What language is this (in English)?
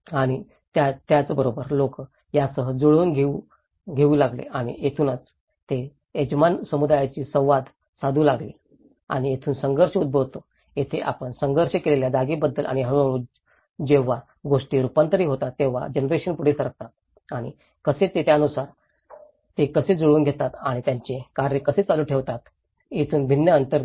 Marathi